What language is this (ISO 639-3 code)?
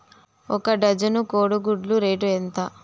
tel